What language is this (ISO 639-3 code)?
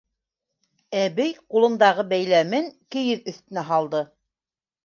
bak